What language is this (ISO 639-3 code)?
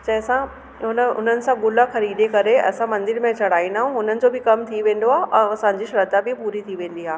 snd